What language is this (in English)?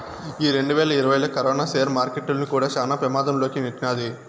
Telugu